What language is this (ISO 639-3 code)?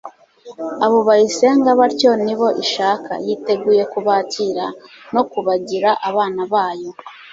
kin